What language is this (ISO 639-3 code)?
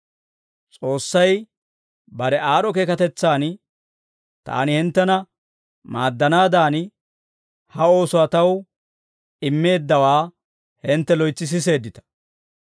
dwr